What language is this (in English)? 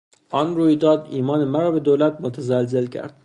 Persian